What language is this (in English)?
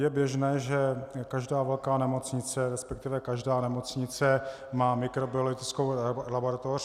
Czech